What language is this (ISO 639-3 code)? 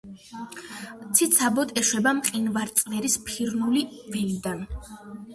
kat